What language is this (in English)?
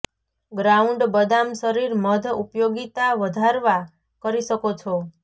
Gujarati